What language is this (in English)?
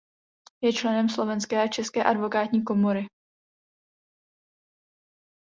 Czech